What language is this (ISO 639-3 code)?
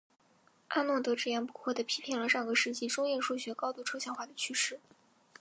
zho